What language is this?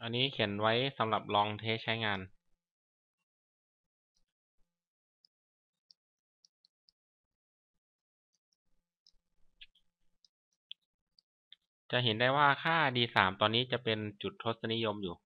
Thai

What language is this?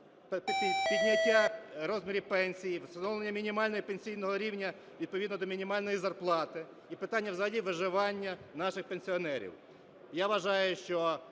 Ukrainian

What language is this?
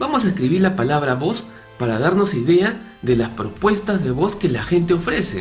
Spanish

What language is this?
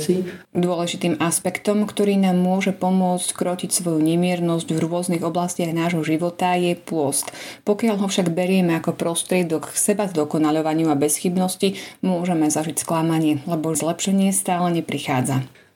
Slovak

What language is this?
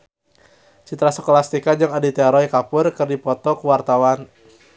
Sundanese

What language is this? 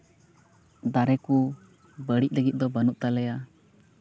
Santali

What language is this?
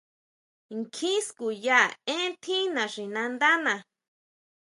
Huautla Mazatec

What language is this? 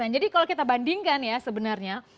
Indonesian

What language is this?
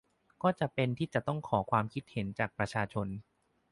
Thai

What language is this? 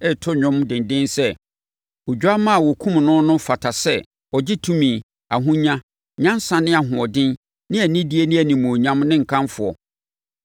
Akan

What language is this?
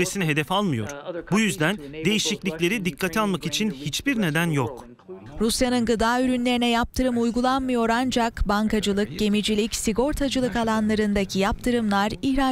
Turkish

